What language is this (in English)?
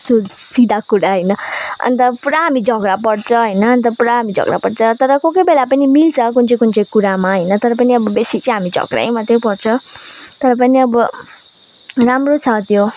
Nepali